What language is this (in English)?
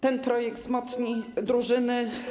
Polish